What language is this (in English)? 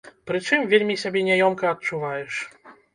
Belarusian